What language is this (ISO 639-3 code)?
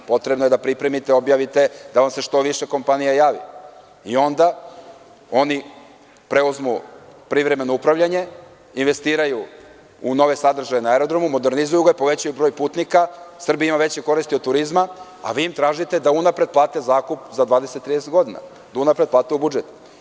srp